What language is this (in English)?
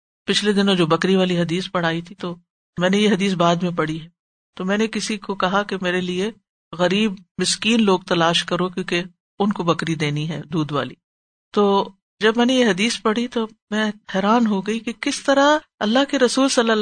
Urdu